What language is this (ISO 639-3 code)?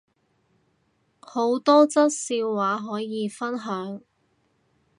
yue